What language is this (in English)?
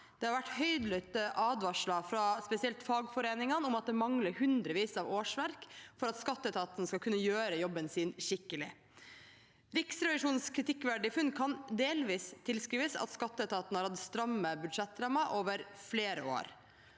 Norwegian